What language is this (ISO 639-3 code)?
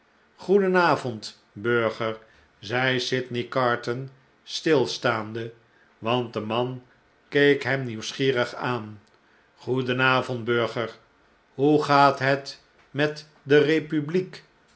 nld